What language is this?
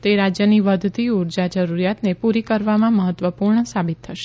Gujarati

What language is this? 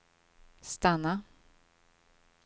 Swedish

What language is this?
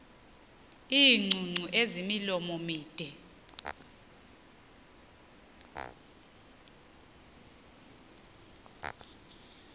Xhosa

